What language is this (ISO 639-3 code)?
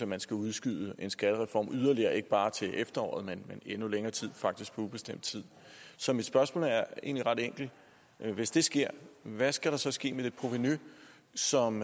dan